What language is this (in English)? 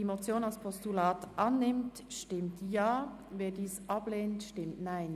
Swiss German